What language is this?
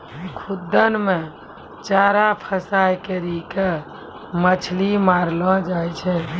Maithili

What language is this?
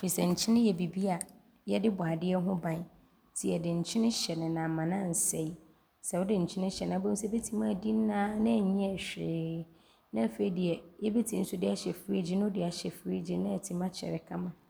Abron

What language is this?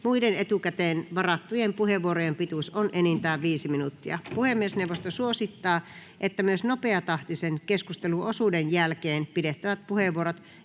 Finnish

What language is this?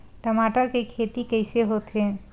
Chhattisgarhi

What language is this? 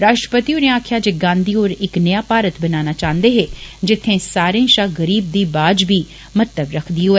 Dogri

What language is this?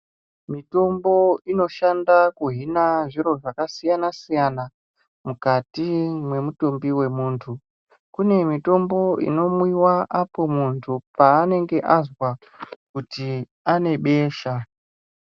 Ndau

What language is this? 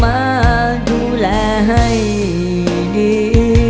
Thai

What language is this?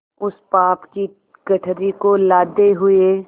Hindi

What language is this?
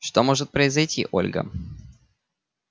Russian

